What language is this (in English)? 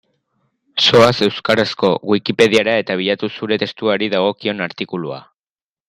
Basque